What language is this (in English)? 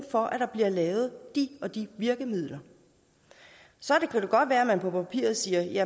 Danish